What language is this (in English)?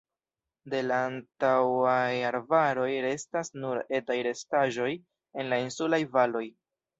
Esperanto